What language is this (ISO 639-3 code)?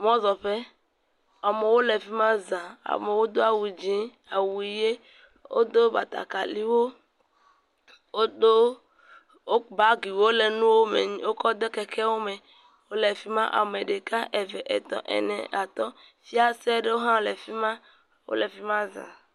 ewe